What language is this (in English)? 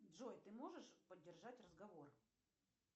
Russian